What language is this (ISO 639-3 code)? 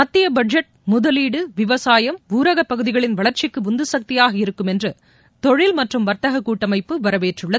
tam